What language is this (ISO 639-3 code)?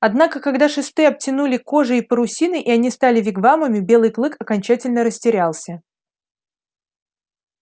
rus